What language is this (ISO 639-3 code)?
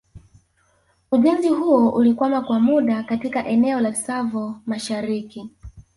swa